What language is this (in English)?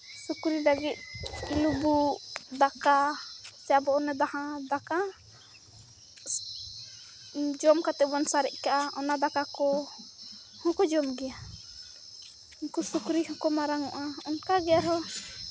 Santali